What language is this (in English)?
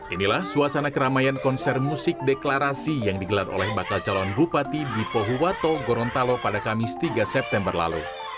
Indonesian